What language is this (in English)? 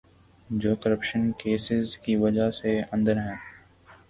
Urdu